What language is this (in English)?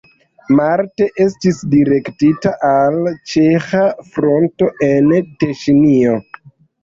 Esperanto